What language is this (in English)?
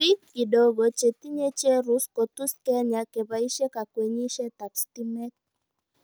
Kalenjin